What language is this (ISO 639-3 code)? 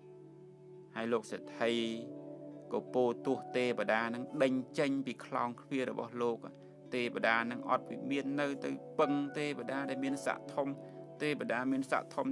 tha